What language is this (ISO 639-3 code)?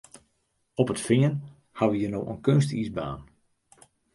fry